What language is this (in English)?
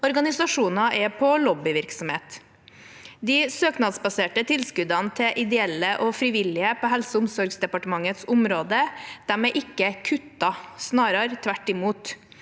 Norwegian